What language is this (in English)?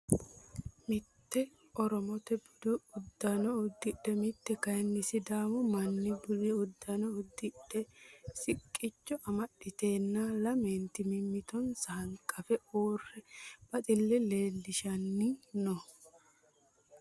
Sidamo